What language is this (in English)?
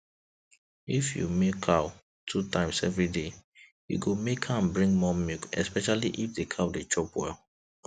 Nigerian Pidgin